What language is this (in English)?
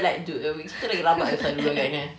English